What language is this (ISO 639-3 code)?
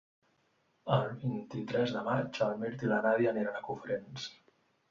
cat